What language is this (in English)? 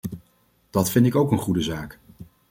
Dutch